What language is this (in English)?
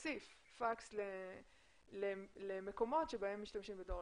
Hebrew